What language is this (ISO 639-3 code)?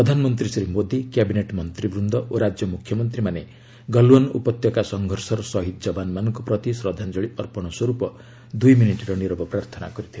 ori